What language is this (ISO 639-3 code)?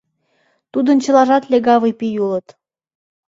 chm